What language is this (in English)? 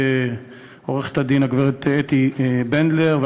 Hebrew